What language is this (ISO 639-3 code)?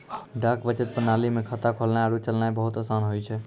mai